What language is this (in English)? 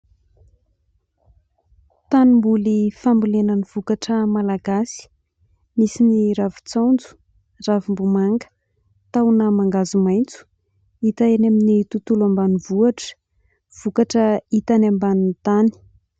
Malagasy